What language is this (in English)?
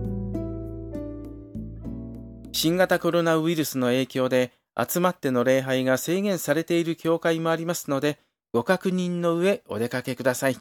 Japanese